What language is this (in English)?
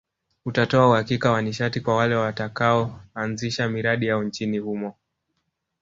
Swahili